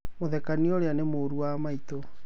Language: Kikuyu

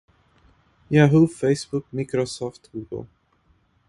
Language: Portuguese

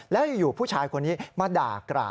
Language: Thai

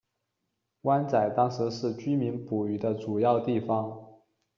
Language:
Chinese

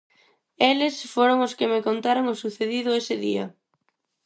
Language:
Galician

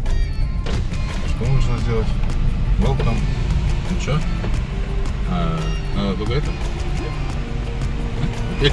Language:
Russian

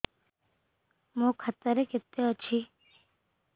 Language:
Odia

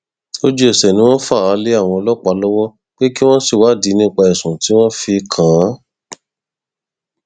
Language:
Yoruba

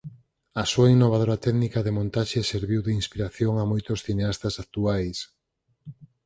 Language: Galician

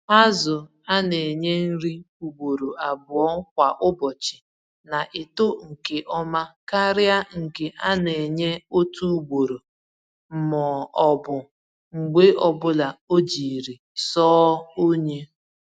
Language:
Igbo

